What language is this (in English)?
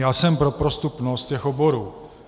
Czech